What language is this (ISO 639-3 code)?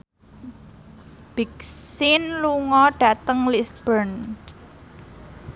jav